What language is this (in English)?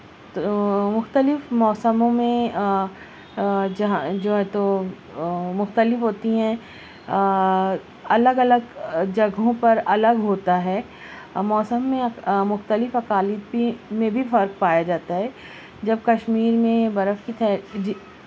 Urdu